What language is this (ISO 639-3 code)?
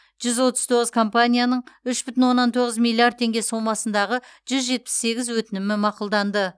kaz